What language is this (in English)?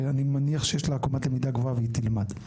Hebrew